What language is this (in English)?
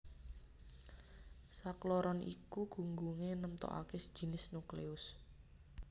Javanese